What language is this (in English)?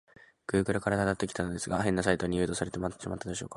Japanese